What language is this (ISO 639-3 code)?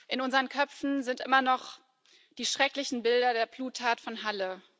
deu